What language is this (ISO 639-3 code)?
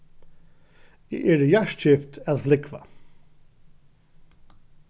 fao